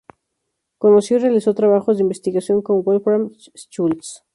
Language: Spanish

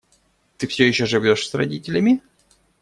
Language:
Russian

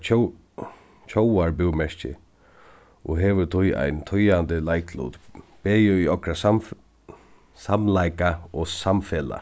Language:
Faroese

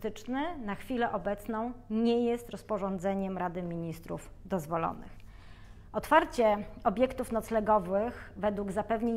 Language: Polish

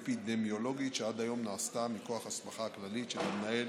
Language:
Hebrew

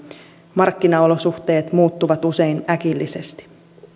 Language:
Finnish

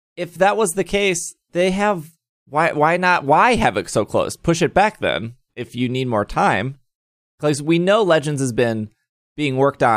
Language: English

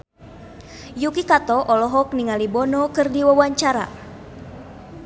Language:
Sundanese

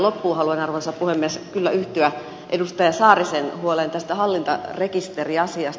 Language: Finnish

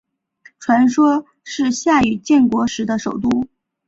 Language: Chinese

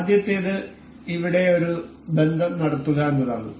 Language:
Malayalam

